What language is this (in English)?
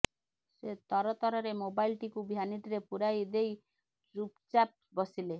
Odia